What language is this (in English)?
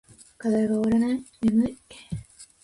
Japanese